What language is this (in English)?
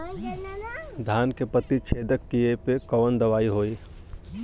Bhojpuri